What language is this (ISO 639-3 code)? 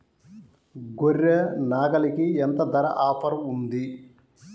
tel